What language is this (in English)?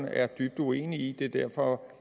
Danish